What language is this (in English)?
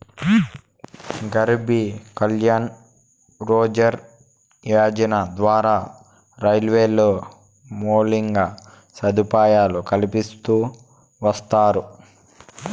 Telugu